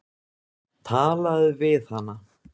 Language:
Icelandic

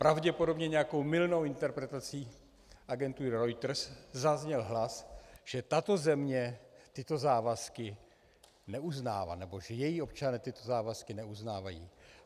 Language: Czech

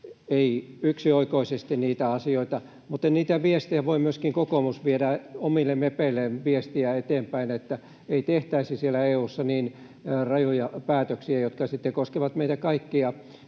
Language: Finnish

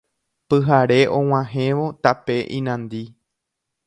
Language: Guarani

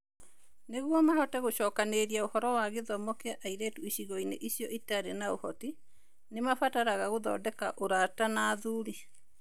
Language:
Kikuyu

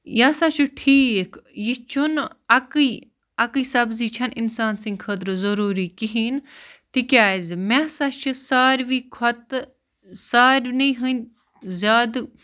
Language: Kashmiri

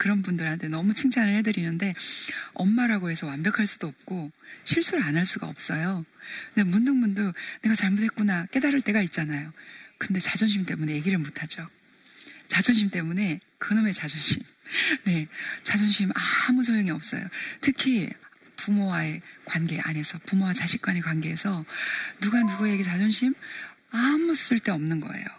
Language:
Korean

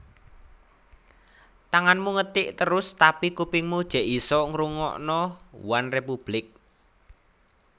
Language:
Javanese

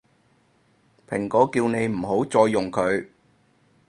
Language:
Cantonese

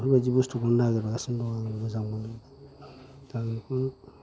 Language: Bodo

